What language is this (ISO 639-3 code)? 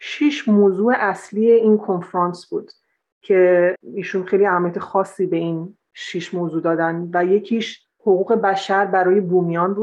fas